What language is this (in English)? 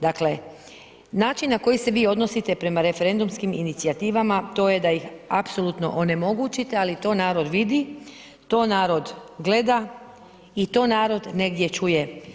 Croatian